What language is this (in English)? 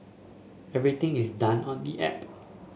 English